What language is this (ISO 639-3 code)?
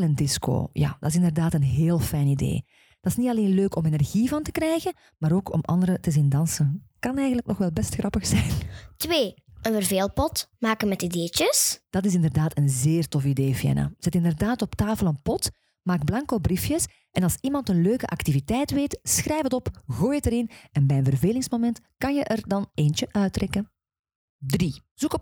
nld